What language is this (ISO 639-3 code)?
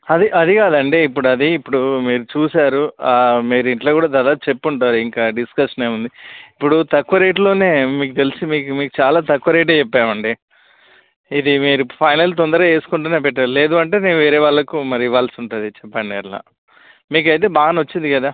tel